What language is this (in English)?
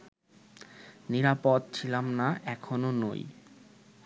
Bangla